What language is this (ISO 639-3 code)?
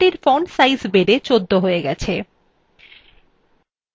ben